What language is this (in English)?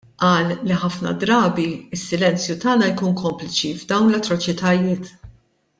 Maltese